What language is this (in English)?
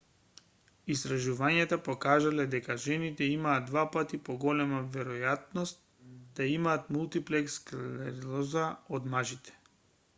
Macedonian